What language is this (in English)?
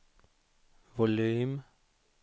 Swedish